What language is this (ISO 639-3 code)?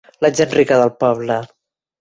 cat